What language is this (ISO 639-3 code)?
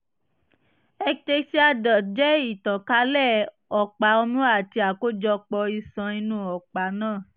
yor